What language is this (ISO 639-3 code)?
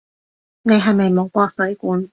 yue